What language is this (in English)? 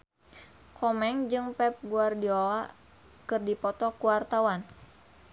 Sundanese